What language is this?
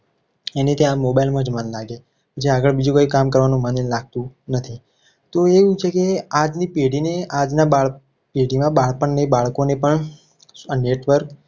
Gujarati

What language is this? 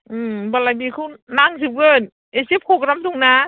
Bodo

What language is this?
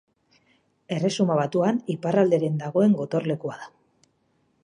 Basque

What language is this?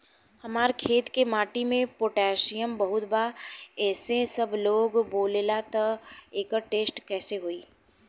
Bhojpuri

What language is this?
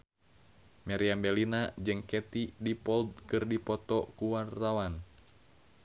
Sundanese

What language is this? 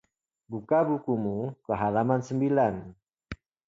Indonesian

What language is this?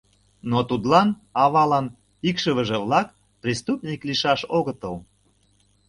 Mari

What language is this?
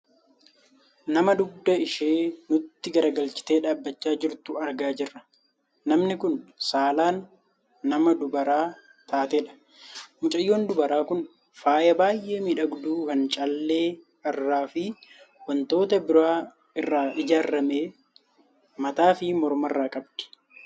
Oromo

